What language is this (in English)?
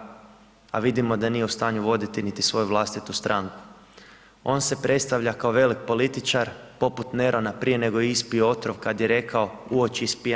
Croatian